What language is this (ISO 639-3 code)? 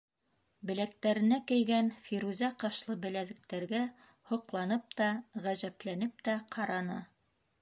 bak